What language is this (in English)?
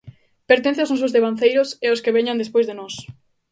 Galician